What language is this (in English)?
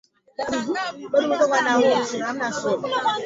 Swahili